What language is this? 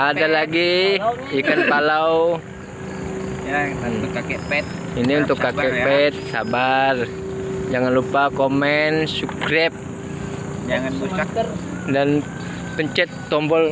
Indonesian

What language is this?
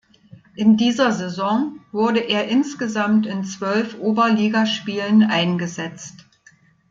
German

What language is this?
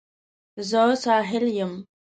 Pashto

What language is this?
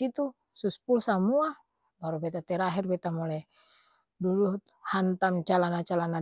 Ambonese Malay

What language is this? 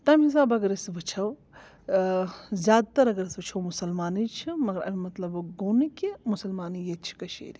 Kashmiri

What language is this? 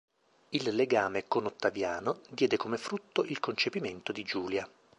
Italian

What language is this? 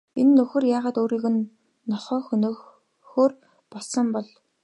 Mongolian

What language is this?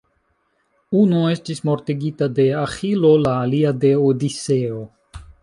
Esperanto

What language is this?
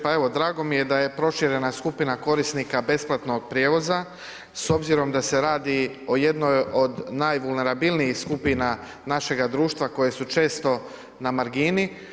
Croatian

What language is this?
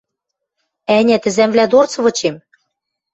Western Mari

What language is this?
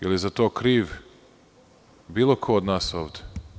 Serbian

